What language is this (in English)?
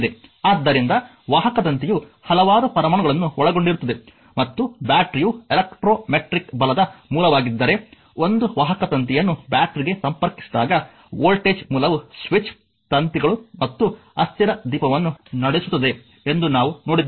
Kannada